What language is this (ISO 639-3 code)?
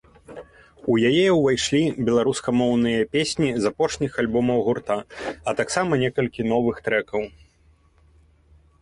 bel